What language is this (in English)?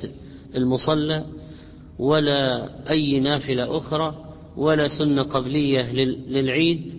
Arabic